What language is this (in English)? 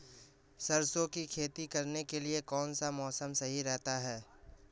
Hindi